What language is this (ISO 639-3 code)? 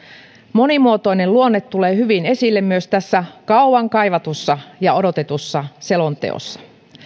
fin